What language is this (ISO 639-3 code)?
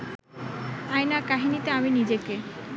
ben